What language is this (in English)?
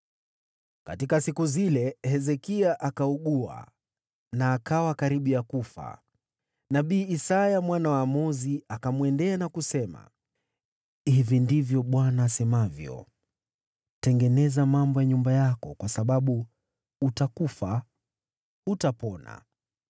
Swahili